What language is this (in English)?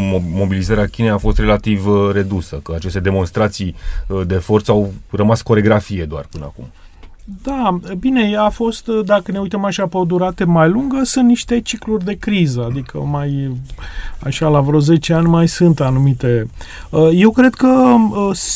Romanian